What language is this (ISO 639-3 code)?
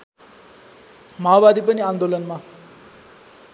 nep